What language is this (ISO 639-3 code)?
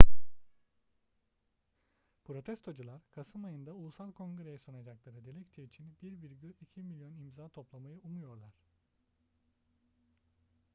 tur